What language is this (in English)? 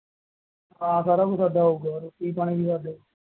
Punjabi